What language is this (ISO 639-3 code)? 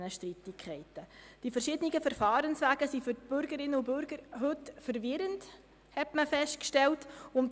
gsw